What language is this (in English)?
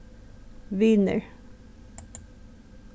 Faroese